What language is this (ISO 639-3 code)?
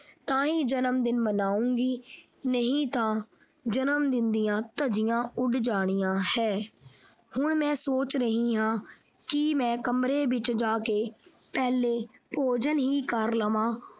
pan